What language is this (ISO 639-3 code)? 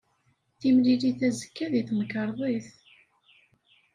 kab